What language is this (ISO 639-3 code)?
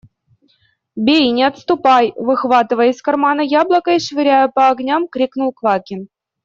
rus